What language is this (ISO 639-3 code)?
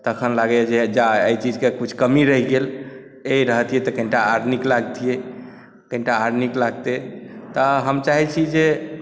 mai